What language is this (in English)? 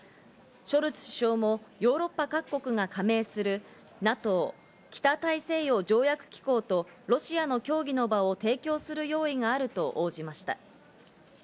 Japanese